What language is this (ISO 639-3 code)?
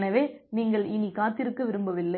tam